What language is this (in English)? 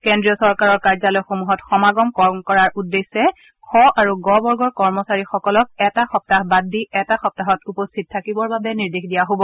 Assamese